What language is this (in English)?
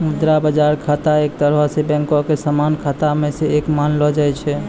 Maithili